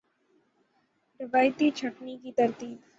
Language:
Urdu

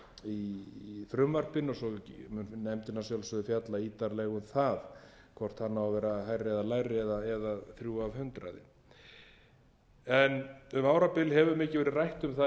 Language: Icelandic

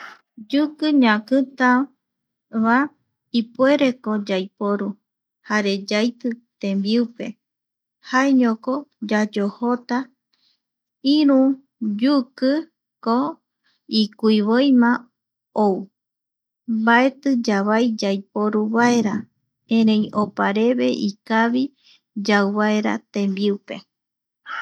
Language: Eastern Bolivian Guaraní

